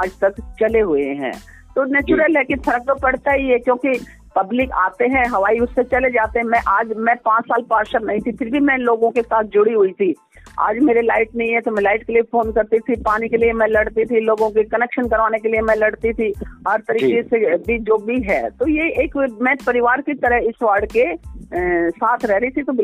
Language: Hindi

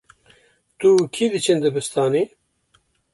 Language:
Kurdish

